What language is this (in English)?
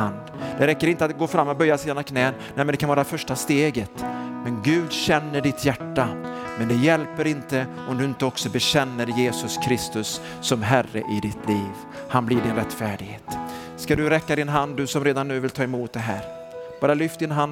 Swedish